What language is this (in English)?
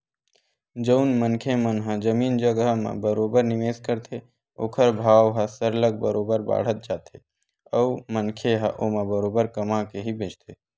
Chhattisgarhi